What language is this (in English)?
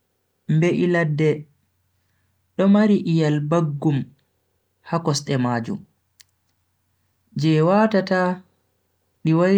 Bagirmi Fulfulde